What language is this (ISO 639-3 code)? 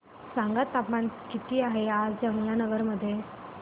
mar